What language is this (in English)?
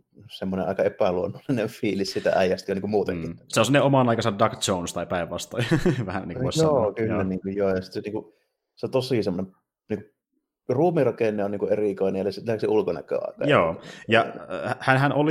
Finnish